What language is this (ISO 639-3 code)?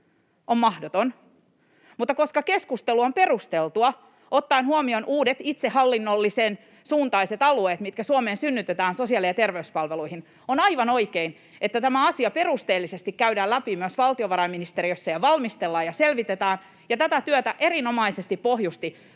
fin